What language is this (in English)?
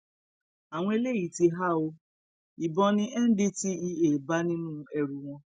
Yoruba